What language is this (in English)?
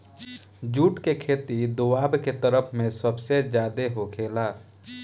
Bhojpuri